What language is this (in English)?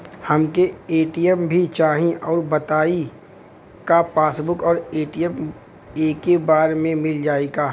Bhojpuri